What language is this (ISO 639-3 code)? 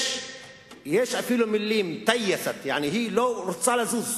heb